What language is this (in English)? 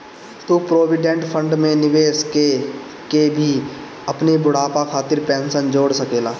Bhojpuri